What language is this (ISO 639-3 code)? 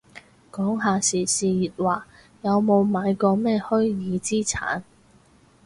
yue